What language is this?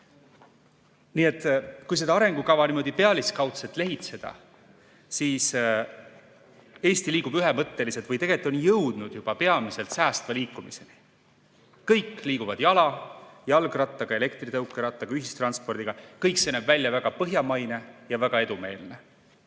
Estonian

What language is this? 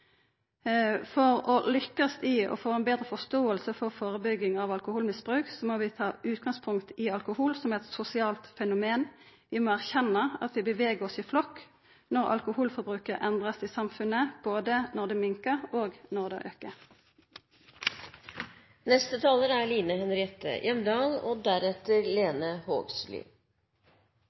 Norwegian Nynorsk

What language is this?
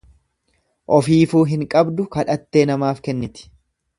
Oromo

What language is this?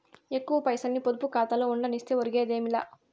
Telugu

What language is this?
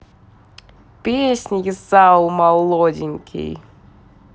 Russian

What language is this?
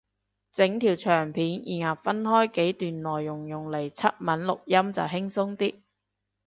Cantonese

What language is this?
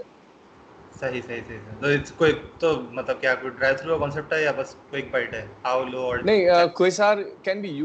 Urdu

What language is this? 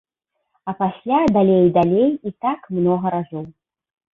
Belarusian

